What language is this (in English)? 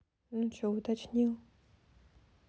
Russian